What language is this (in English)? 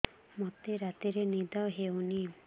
Odia